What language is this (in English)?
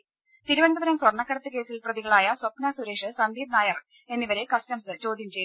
Malayalam